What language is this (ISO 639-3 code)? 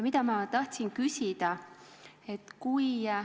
est